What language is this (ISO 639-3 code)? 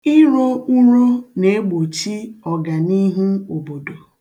ibo